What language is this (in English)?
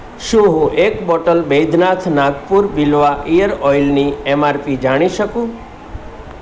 Gujarati